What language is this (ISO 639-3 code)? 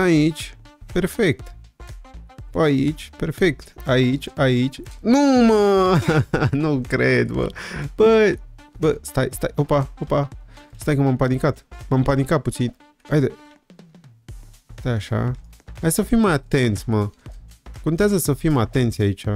ron